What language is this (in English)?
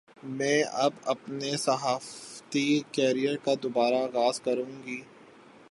Urdu